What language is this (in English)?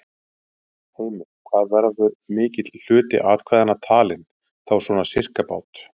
Icelandic